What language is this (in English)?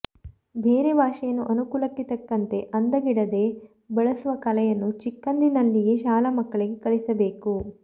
Kannada